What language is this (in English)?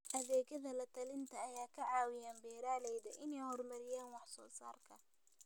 Somali